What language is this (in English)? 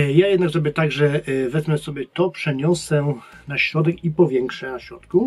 Polish